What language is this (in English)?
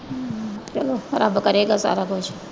Punjabi